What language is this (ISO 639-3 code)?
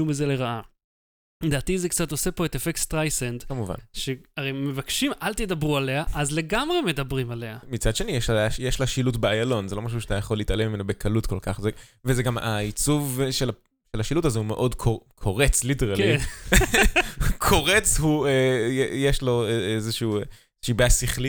heb